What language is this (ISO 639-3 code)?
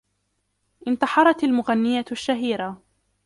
ara